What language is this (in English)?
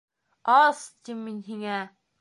Bashkir